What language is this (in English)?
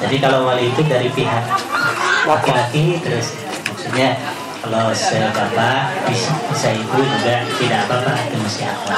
Indonesian